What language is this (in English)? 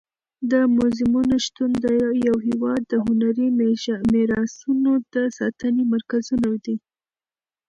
Pashto